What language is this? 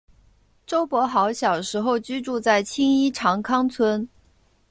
Chinese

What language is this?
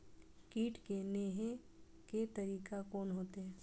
Maithili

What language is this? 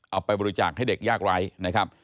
Thai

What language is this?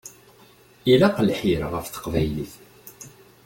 Kabyle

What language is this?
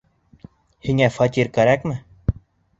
Bashkir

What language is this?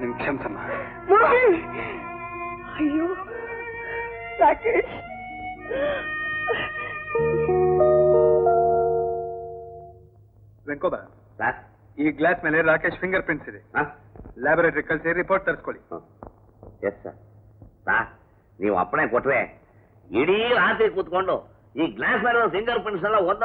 Hindi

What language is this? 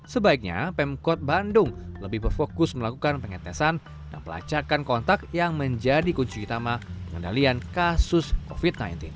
Indonesian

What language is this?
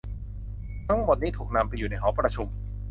Thai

